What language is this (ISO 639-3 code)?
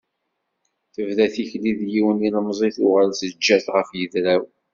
kab